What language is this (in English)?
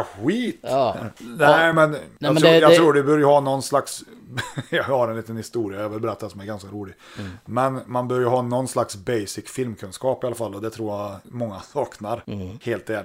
Swedish